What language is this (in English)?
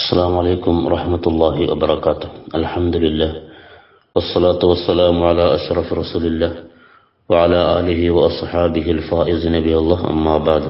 Arabic